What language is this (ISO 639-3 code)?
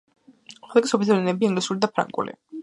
kat